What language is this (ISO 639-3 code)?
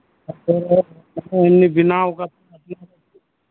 sat